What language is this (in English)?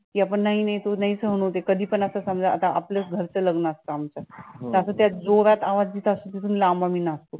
Marathi